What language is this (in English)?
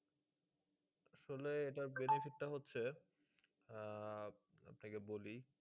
Bangla